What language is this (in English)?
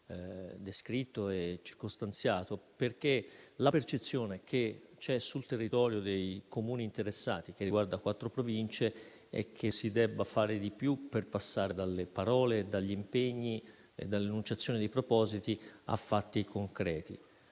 Italian